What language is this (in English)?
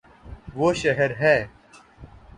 Urdu